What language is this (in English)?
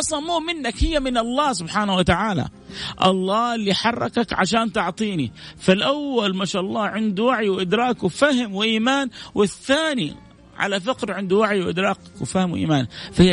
Arabic